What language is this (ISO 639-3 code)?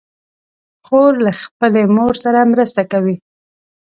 pus